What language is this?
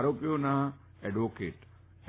Gujarati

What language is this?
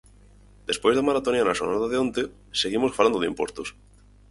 Galician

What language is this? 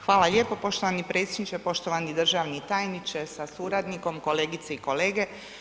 Croatian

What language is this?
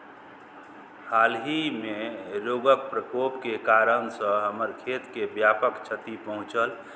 Maithili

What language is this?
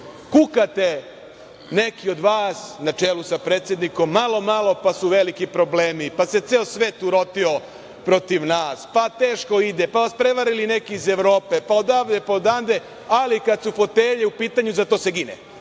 Serbian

